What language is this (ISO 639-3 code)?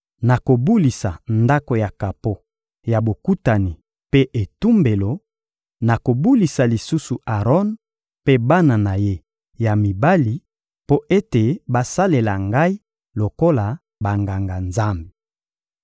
lin